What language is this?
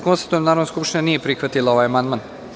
Serbian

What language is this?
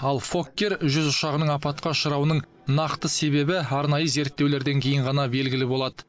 Kazakh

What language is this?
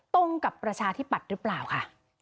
Thai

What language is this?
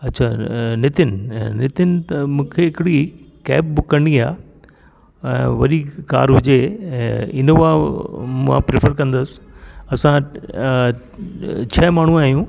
Sindhi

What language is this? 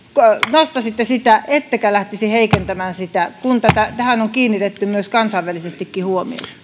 Finnish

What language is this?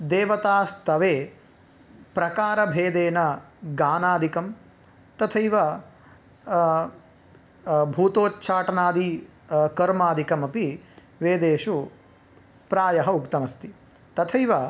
Sanskrit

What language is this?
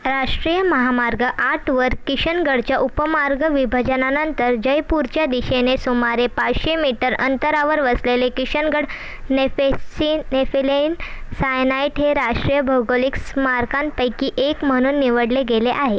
Marathi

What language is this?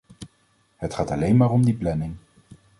Dutch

